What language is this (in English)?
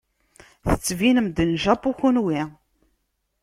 Kabyle